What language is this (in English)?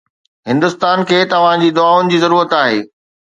Sindhi